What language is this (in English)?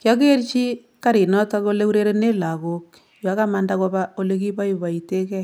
Kalenjin